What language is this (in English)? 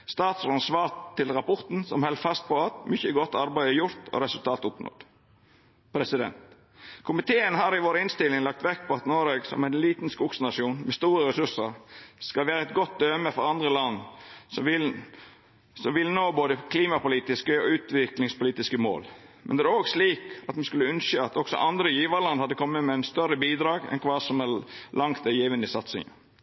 Norwegian Nynorsk